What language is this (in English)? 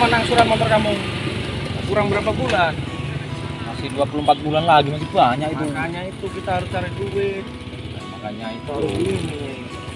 Indonesian